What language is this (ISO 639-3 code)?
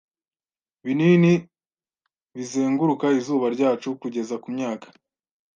kin